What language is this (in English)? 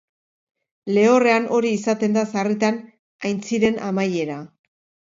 Basque